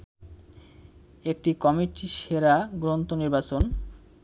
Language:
Bangla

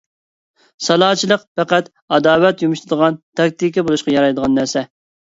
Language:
Uyghur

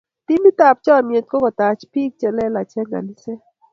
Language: Kalenjin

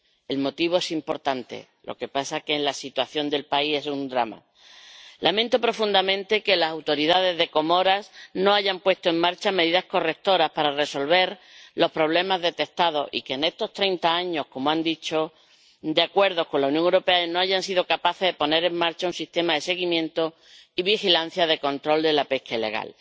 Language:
Spanish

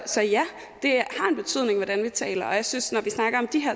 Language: Danish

